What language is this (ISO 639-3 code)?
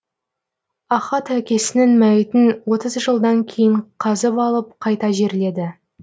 kaz